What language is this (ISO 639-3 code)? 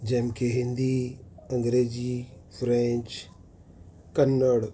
guj